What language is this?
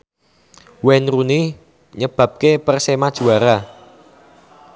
Javanese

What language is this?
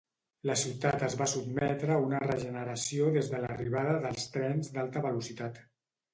Catalan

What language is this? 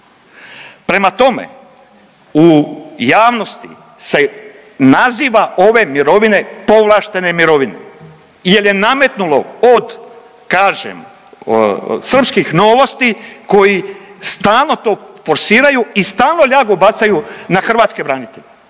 Croatian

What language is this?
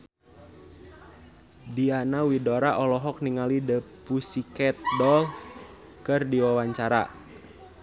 Sundanese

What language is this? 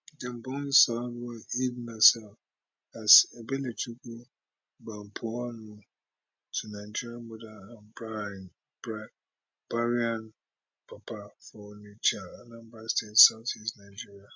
Nigerian Pidgin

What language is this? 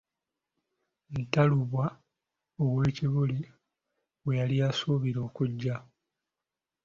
Ganda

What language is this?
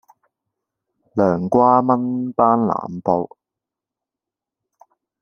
Cantonese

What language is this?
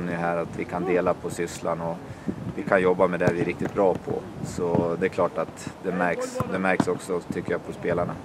Swedish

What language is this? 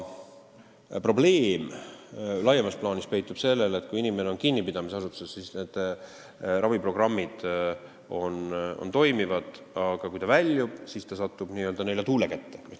Estonian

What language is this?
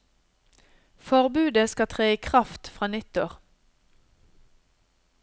Norwegian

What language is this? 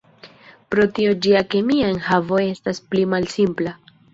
Esperanto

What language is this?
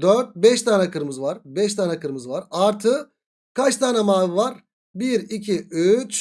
Turkish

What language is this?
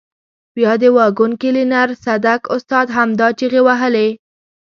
Pashto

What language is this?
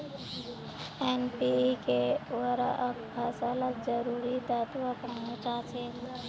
Magahi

